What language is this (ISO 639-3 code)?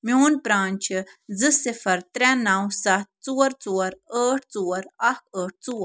kas